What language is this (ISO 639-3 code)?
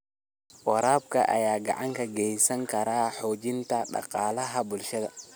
som